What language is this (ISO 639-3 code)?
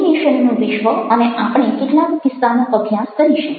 guj